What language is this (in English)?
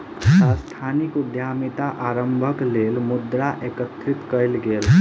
Maithili